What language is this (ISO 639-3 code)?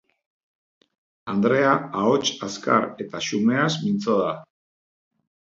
eus